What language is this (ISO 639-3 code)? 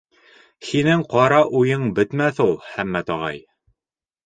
bak